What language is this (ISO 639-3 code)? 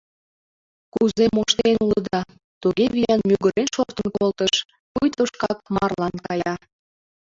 chm